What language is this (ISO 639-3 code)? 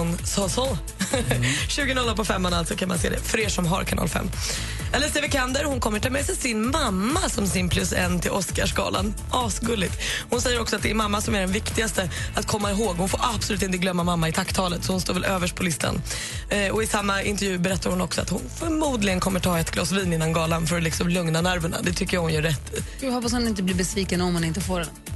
swe